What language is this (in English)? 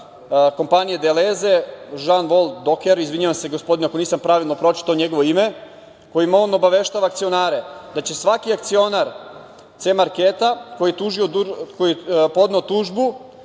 Serbian